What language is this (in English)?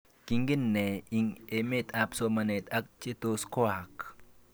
Kalenjin